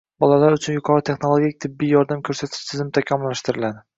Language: Uzbek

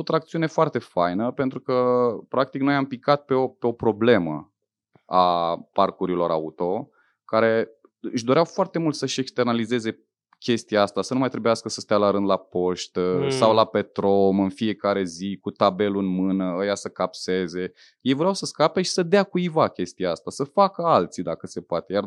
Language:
Romanian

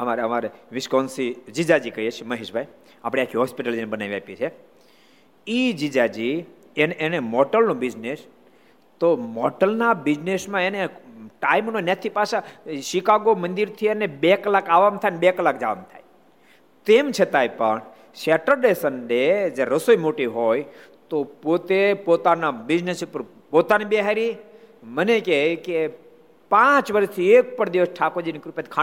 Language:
Gujarati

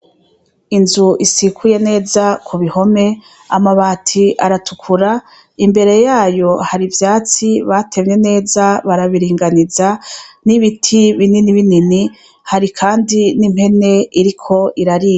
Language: Rundi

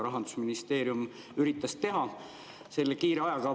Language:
Estonian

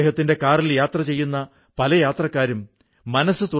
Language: Malayalam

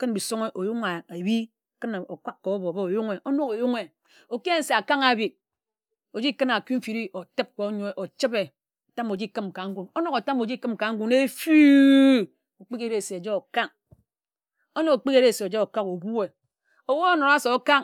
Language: Ejagham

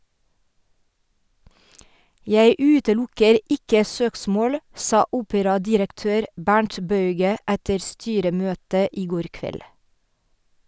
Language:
Norwegian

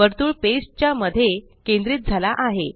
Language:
Marathi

